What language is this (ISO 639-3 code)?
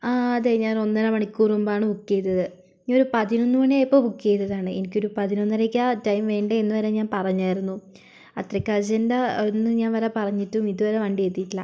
mal